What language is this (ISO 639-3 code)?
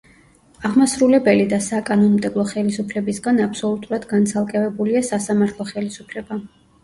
kat